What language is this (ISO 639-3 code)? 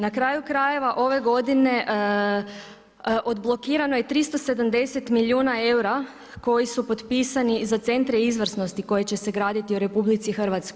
hrv